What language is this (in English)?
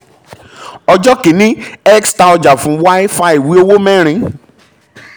Yoruba